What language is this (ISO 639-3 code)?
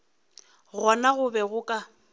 nso